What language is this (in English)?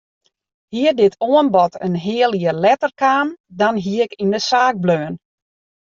Western Frisian